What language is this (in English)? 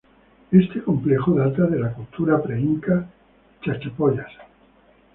Spanish